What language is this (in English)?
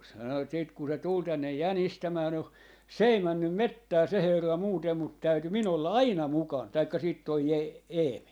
Finnish